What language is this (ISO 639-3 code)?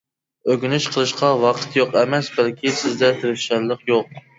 uig